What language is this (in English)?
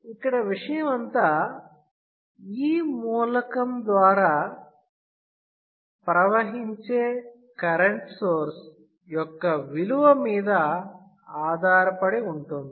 Telugu